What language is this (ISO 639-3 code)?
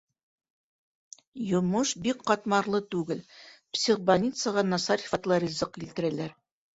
bak